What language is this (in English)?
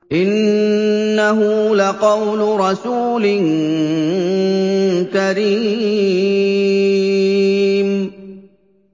Arabic